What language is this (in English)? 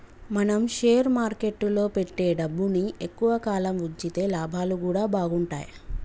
Telugu